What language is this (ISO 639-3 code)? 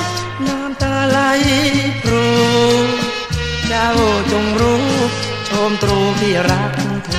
tha